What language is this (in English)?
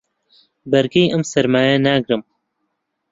Central Kurdish